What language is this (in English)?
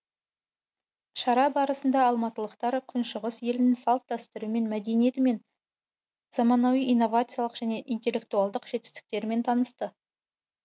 Kazakh